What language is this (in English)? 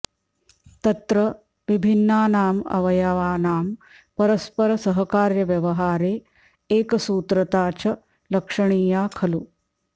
Sanskrit